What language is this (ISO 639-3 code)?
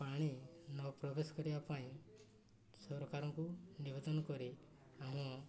ori